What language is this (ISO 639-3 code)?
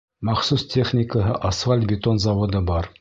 bak